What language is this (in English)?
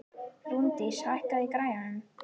Icelandic